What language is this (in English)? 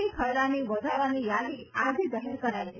Gujarati